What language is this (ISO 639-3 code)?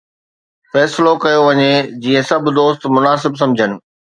snd